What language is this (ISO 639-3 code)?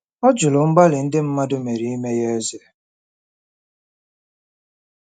ibo